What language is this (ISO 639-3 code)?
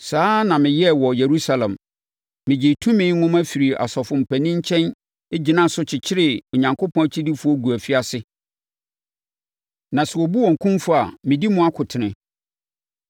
aka